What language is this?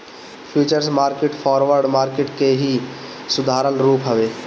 Bhojpuri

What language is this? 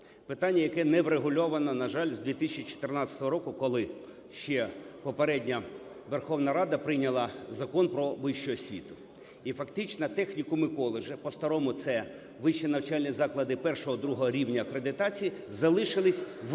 Ukrainian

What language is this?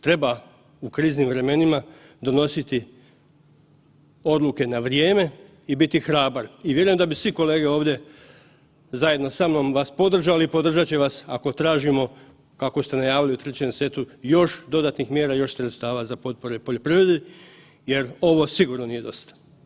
Croatian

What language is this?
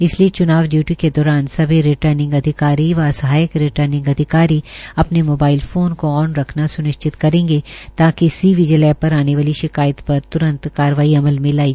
Hindi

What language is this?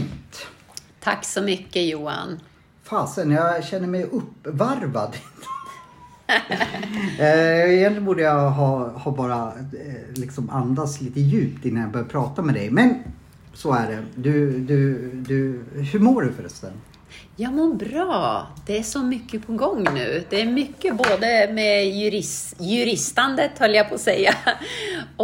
Swedish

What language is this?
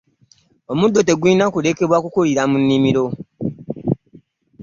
Ganda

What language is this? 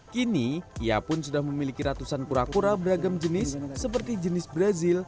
Indonesian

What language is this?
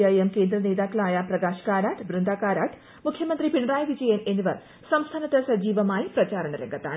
Malayalam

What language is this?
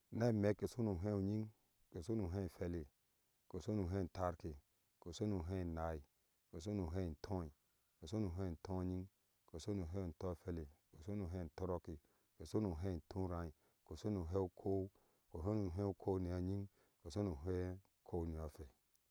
Ashe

